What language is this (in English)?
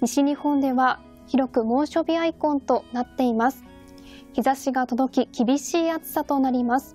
Japanese